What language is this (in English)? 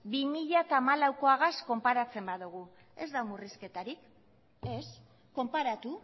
Basque